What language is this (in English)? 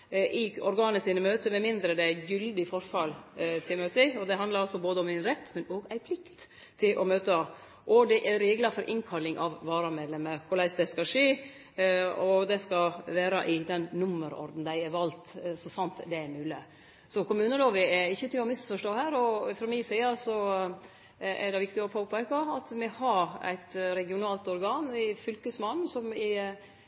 Norwegian Nynorsk